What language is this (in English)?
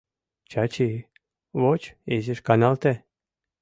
Mari